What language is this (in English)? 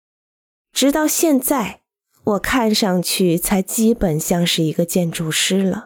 Chinese